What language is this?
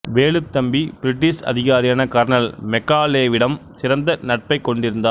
Tamil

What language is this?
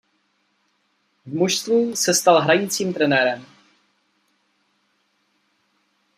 Czech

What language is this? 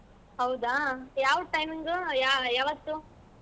Kannada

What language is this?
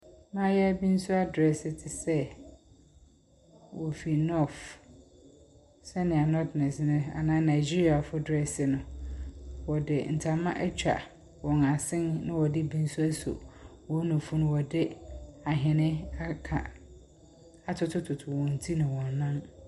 Akan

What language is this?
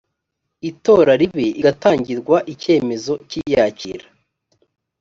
Kinyarwanda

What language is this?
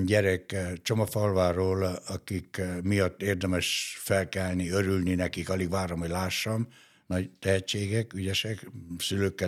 Hungarian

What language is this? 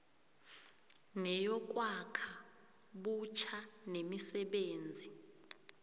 South Ndebele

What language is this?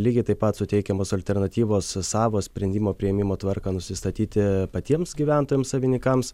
Lithuanian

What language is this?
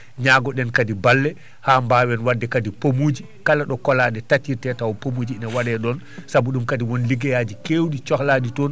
Fula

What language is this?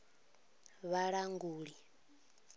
Venda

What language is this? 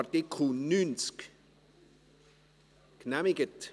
Swiss German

